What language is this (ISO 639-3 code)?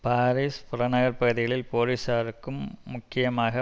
tam